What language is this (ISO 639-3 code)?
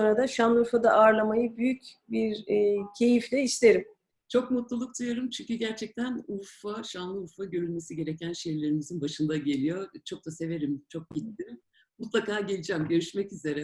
tur